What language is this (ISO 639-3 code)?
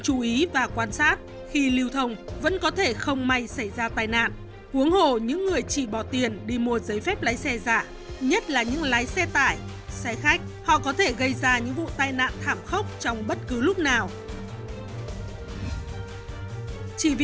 vie